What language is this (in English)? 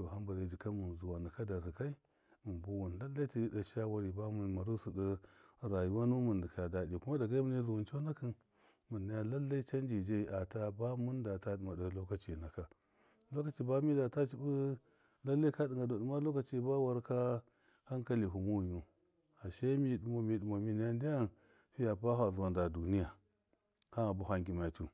Miya